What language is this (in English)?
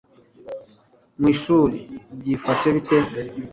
Kinyarwanda